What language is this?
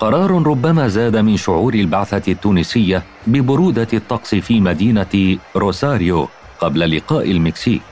Arabic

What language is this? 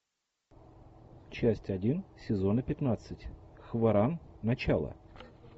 Russian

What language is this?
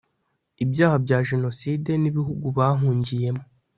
Kinyarwanda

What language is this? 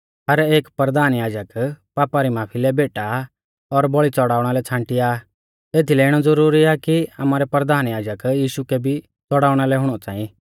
Mahasu Pahari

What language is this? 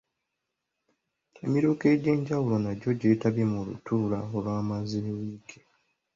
Ganda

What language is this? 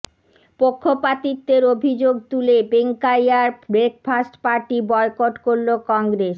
Bangla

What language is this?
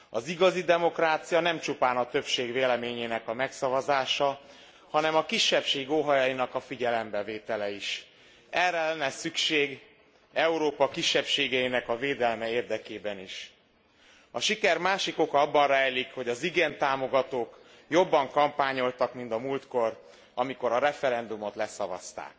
Hungarian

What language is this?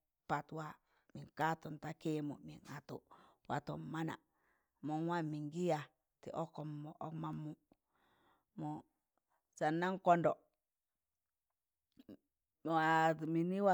Tangale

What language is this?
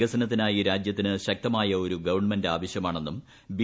Malayalam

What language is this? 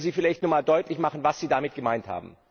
German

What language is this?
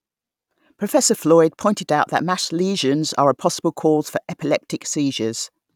English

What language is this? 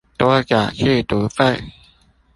Chinese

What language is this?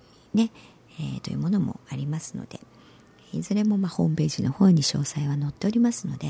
Japanese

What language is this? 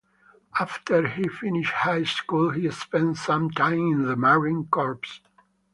English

